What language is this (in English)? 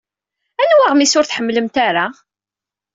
Kabyle